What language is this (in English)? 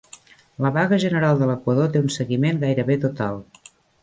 Catalan